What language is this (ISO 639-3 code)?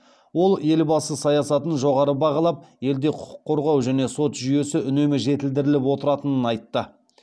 kaz